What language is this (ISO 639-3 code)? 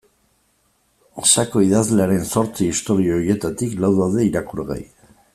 eus